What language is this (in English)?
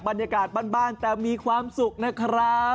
Thai